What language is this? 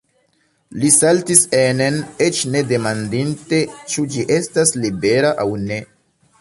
Esperanto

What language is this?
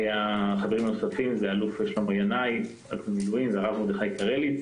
Hebrew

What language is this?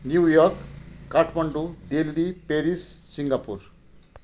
Nepali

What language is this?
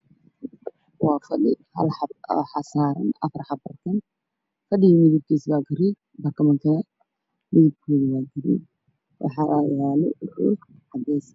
Somali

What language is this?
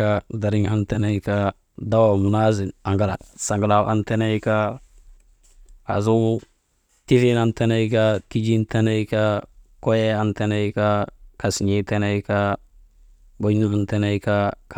Maba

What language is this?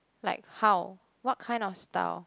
English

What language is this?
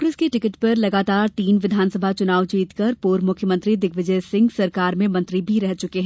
Hindi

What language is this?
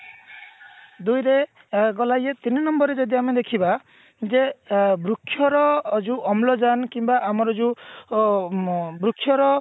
Odia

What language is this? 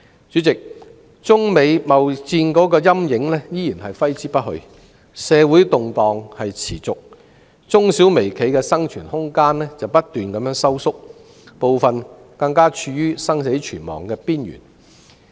Cantonese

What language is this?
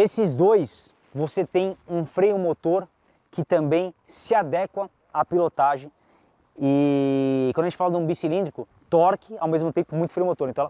Portuguese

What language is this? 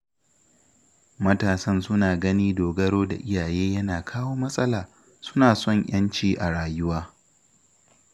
Hausa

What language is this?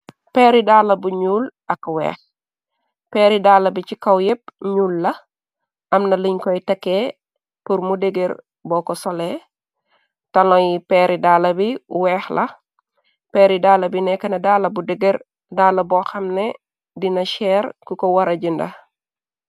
Wolof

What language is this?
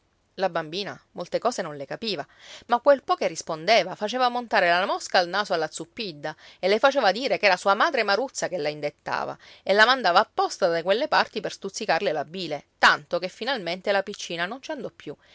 Italian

